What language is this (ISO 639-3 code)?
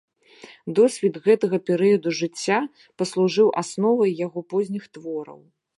bel